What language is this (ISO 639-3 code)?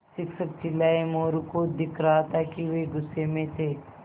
hin